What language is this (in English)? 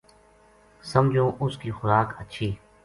Gujari